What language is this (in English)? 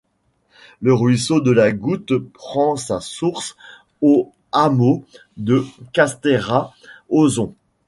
French